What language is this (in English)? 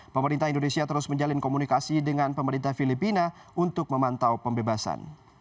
Indonesian